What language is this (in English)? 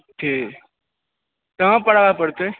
Maithili